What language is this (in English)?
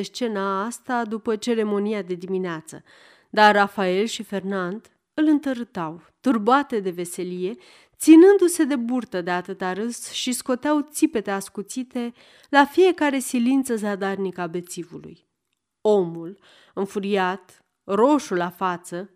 Romanian